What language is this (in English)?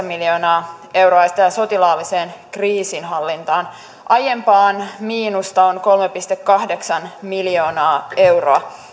Finnish